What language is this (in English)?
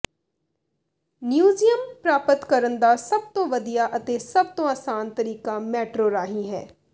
Punjabi